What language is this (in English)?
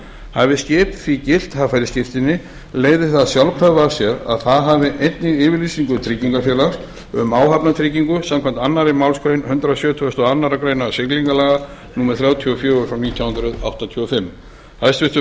Icelandic